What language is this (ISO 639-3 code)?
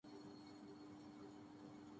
urd